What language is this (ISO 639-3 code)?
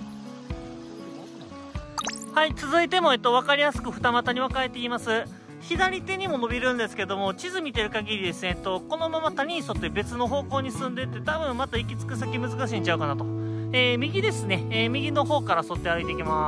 jpn